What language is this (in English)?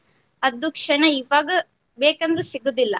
Kannada